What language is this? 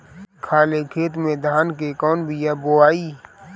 Bhojpuri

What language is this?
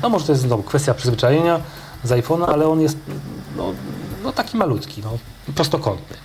Polish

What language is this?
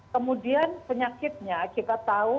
Indonesian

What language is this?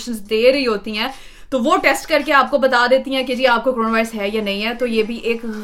Urdu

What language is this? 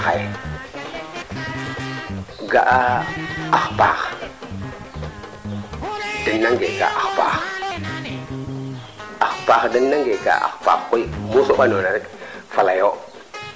Serer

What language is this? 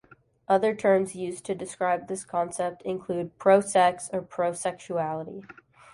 English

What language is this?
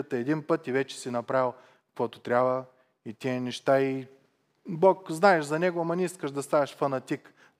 Bulgarian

